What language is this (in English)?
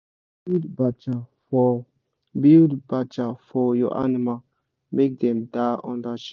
Nigerian Pidgin